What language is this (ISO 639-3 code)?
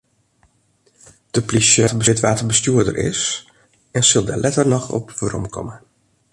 fry